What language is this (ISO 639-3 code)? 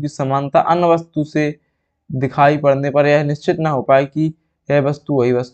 hin